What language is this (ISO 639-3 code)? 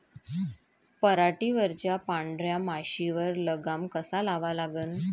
mar